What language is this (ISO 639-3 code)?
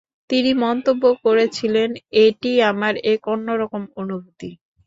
ben